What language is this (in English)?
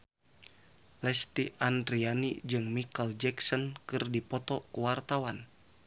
Sundanese